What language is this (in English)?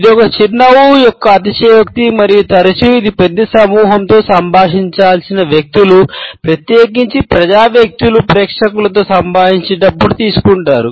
Telugu